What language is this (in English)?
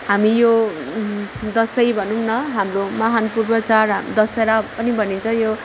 Nepali